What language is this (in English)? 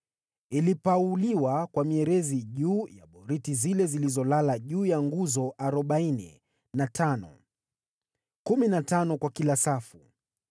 Swahili